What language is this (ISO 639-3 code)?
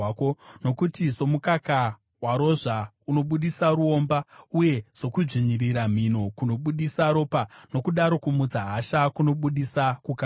sna